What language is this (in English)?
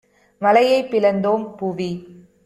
Tamil